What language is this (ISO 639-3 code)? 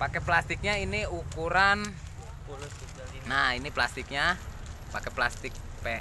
ind